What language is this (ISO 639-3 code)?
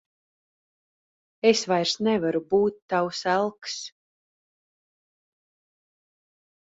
lav